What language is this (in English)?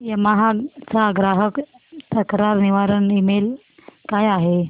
Marathi